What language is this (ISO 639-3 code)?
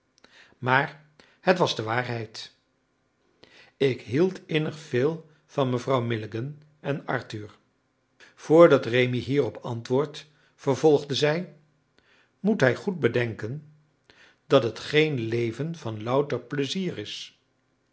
nld